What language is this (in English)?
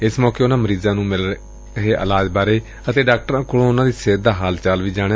Punjabi